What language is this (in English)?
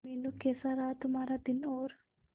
Hindi